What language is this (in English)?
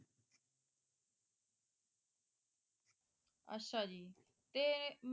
Punjabi